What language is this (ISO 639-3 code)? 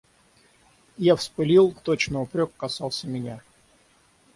rus